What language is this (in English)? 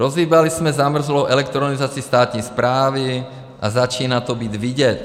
Czech